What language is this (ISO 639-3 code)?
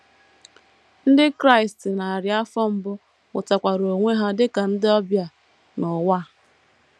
ibo